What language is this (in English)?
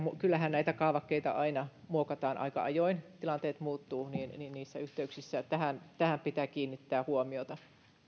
Finnish